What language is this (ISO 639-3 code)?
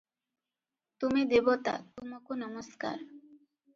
ori